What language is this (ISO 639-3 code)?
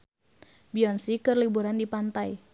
sun